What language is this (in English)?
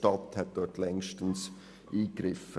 Swiss German